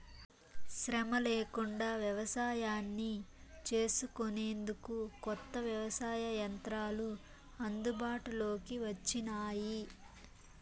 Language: Telugu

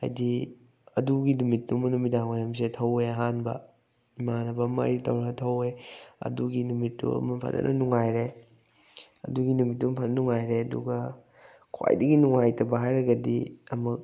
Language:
Manipuri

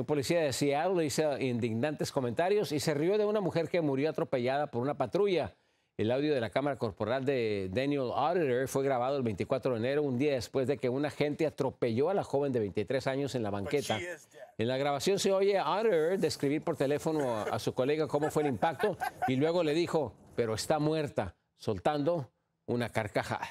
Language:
Spanish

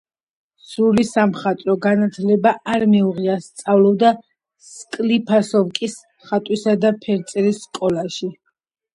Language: Georgian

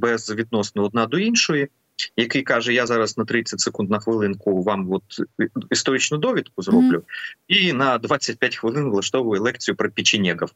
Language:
Ukrainian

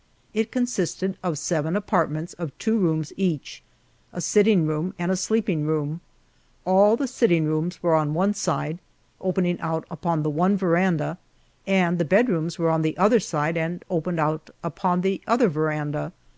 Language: English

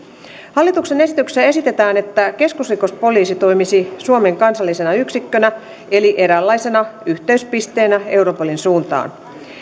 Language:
Finnish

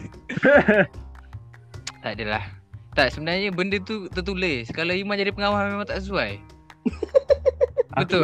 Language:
Malay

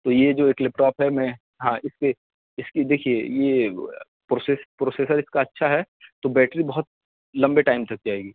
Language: Urdu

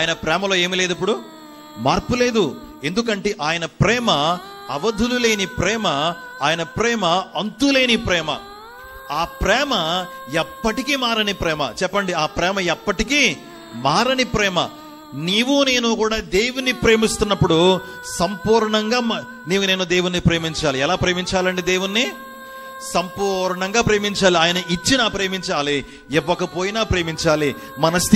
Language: Telugu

